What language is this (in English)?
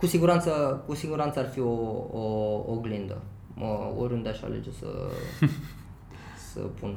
Romanian